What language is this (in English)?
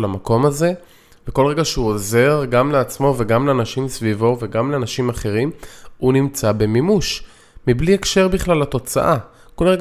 Hebrew